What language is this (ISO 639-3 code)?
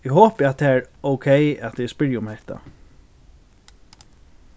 fao